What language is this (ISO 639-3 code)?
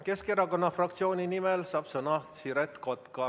est